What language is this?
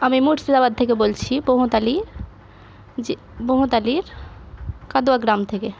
Bangla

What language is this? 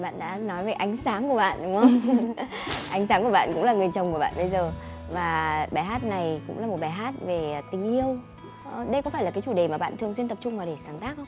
Vietnamese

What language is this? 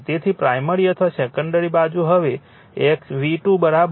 Gujarati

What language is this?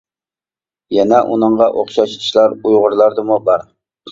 Uyghur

